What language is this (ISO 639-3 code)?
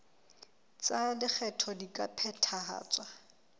sot